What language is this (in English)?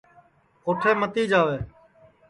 Sansi